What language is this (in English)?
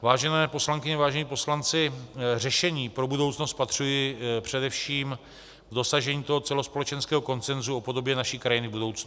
Czech